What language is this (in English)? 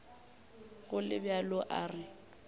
Northern Sotho